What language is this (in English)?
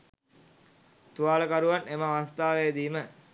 Sinhala